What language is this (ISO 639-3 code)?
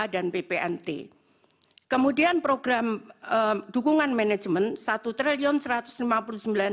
ind